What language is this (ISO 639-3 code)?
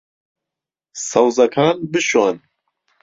ckb